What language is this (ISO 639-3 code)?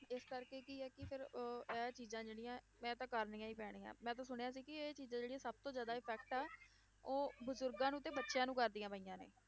pan